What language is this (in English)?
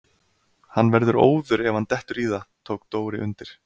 Icelandic